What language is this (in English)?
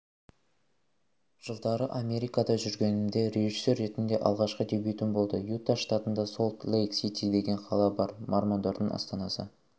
Kazakh